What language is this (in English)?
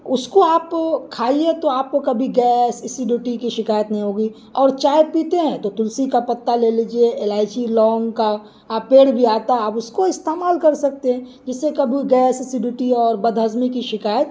Urdu